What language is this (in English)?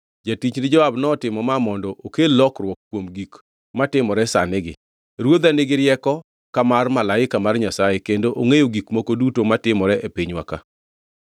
Luo (Kenya and Tanzania)